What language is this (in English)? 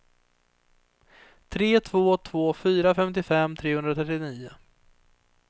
Swedish